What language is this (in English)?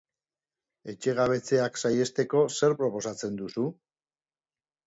Basque